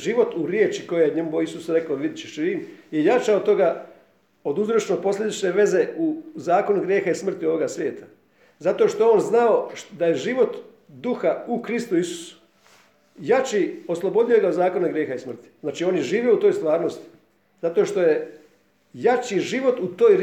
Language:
Croatian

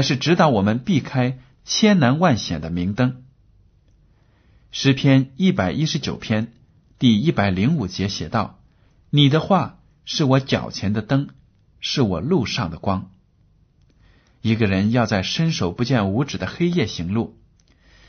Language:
Chinese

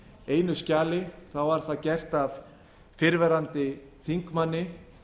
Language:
Icelandic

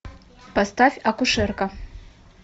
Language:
Russian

